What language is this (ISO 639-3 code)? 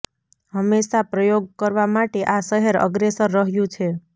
guj